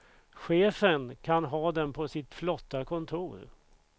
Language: Swedish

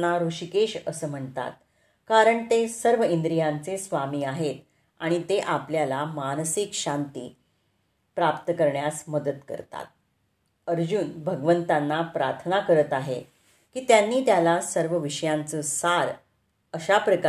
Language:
Marathi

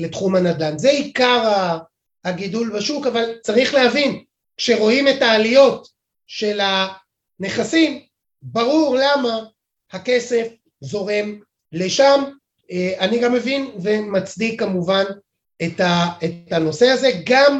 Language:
Hebrew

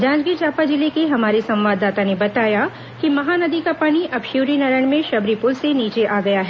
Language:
Hindi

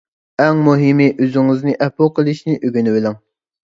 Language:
Uyghur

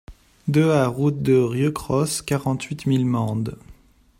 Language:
French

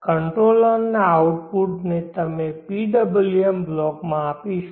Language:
Gujarati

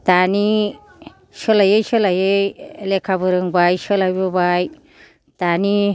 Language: Bodo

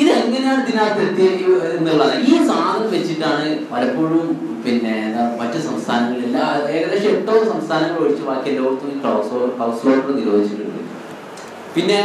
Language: Malayalam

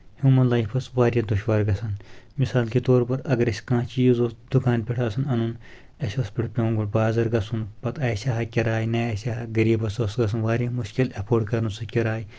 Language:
Kashmiri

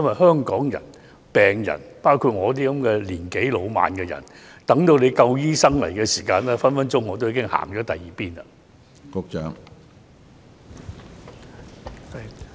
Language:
Cantonese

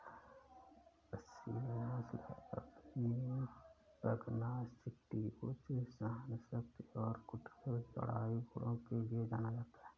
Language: Hindi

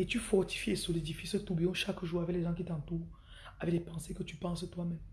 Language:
French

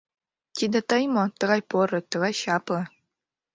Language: Mari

